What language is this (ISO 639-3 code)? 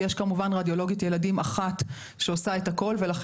heb